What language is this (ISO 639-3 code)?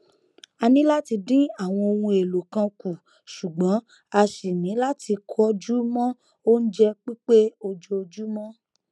yor